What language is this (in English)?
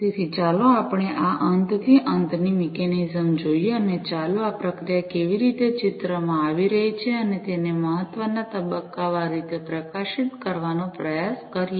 Gujarati